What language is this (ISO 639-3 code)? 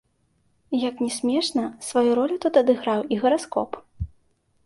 bel